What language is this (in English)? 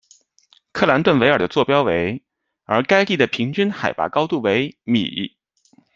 Chinese